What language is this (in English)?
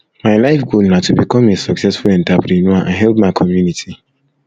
Nigerian Pidgin